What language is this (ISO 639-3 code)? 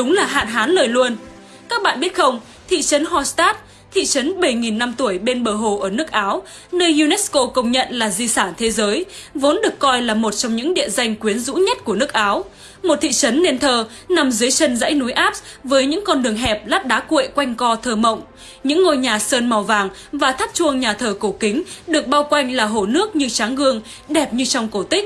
vie